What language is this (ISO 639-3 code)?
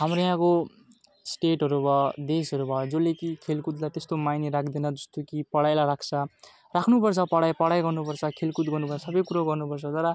nep